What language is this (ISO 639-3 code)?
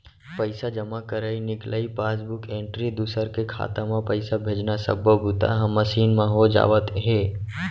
hne